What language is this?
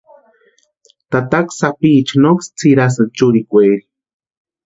Western Highland Purepecha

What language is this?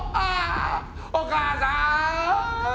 Japanese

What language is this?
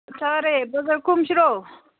Manipuri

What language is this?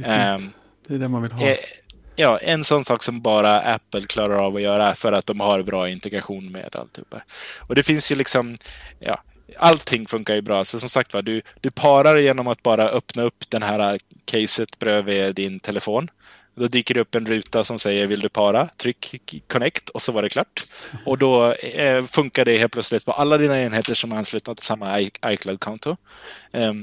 Swedish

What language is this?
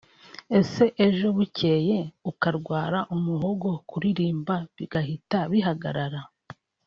Kinyarwanda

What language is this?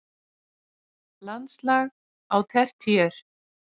Icelandic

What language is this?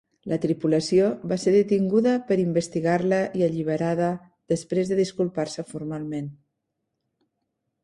Catalan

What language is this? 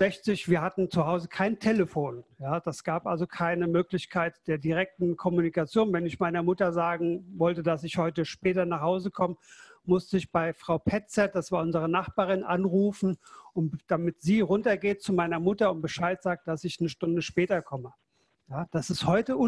German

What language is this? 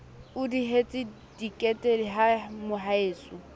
Southern Sotho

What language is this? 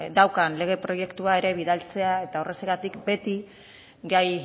Basque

